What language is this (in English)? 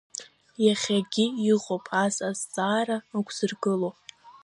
Abkhazian